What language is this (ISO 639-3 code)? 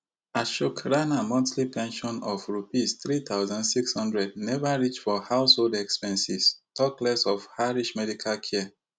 pcm